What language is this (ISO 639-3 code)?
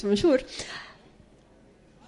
cym